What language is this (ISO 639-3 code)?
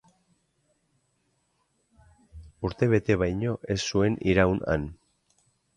eus